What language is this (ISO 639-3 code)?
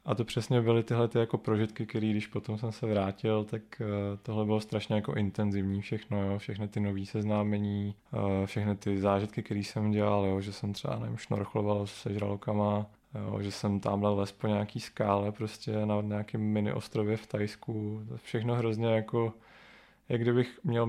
ces